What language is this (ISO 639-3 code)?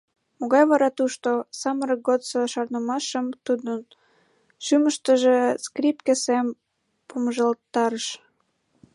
chm